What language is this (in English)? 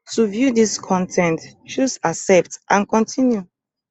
Nigerian Pidgin